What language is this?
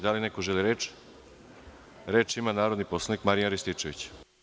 Serbian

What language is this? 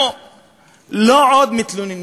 Hebrew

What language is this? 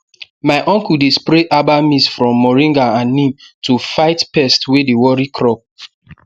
Nigerian Pidgin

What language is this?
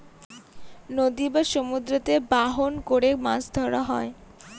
Bangla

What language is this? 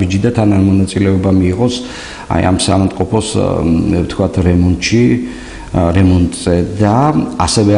Romanian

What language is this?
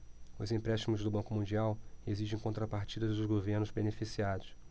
Portuguese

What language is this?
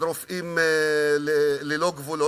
Hebrew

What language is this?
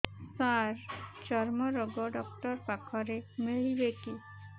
Odia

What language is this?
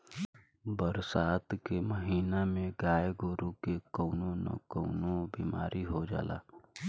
Bhojpuri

